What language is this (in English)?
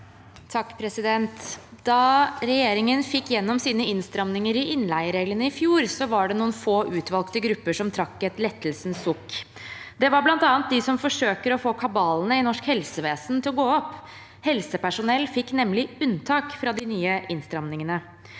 Norwegian